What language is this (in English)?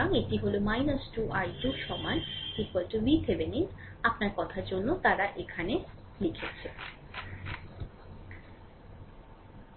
Bangla